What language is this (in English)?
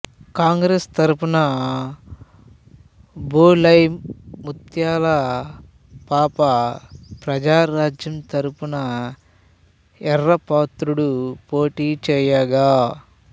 Telugu